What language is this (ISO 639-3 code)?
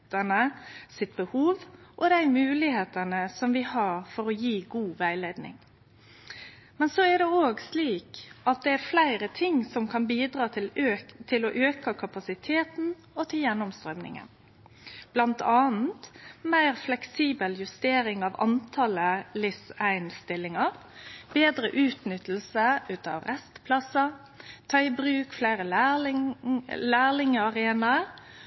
nno